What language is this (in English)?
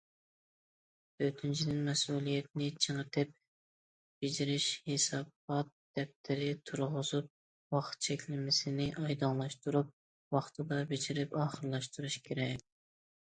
Uyghur